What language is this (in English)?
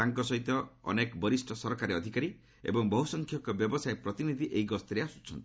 Odia